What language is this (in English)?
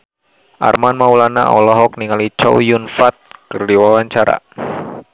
Sundanese